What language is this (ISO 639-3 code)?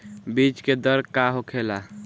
bho